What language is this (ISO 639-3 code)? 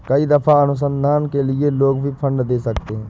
hin